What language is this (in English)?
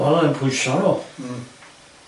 Welsh